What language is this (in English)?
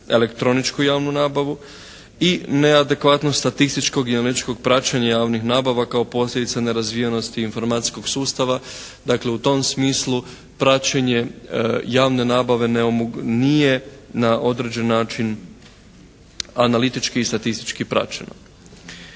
Croatian